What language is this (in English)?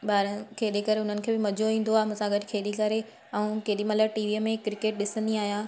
Sindhi